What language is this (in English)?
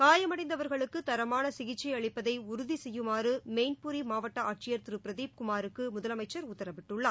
Tamil